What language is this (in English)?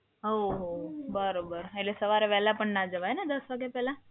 Gujarati